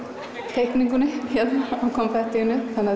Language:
Icelandic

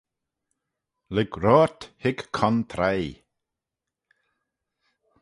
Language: Manx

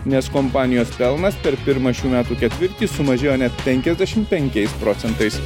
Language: Lithuanian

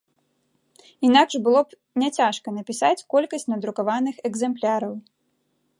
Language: Belarusian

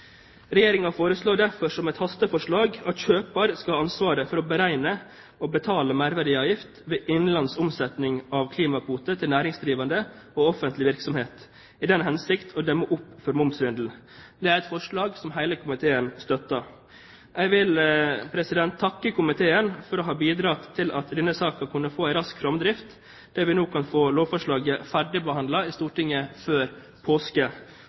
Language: Norwegian Bokmål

